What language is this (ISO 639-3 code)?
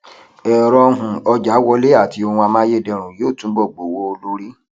yor